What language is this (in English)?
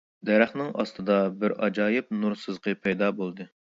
Uyghur